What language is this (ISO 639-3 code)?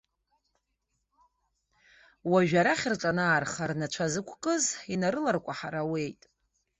abk